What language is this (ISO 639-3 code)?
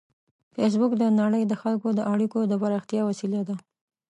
pus